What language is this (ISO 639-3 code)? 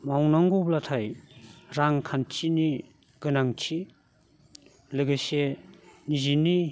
brx